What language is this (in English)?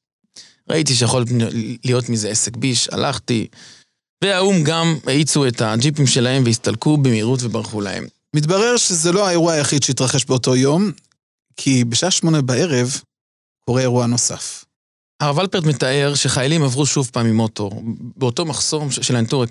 Hebrew